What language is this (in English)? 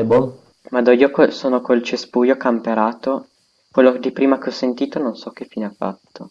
Italian